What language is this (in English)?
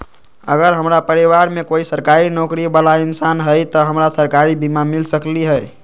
Magahi